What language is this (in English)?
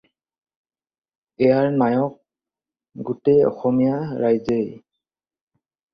Assamese